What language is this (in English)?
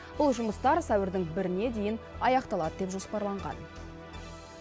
Kazakh